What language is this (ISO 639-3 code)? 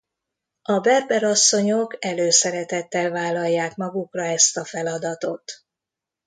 hun